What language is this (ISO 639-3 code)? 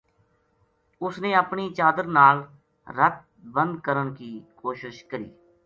gju